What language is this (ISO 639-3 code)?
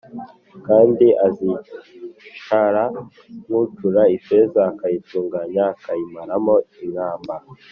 kin